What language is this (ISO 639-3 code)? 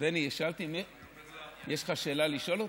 heb